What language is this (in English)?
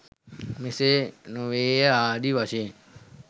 Sinhala